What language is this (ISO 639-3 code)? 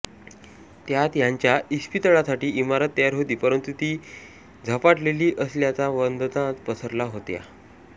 mar